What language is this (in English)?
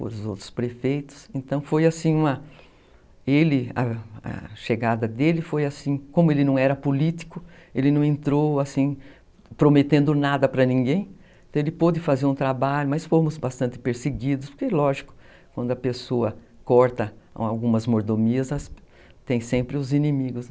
Portuguese